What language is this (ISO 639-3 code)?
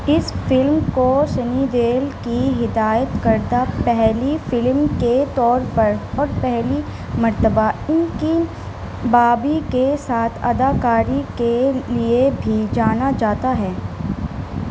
urd